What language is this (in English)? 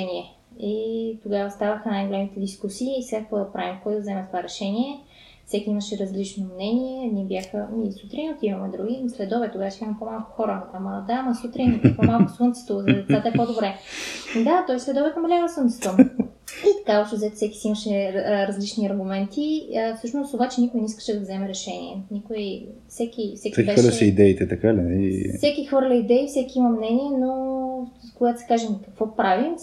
Bulgarian